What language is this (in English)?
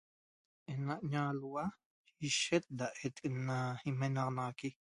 Toba